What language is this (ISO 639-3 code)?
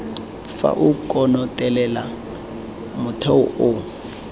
tsn